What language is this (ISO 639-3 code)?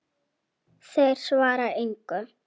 isl